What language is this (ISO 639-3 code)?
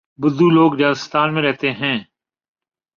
urd